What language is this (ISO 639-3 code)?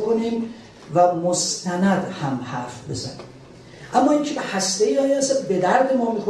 fas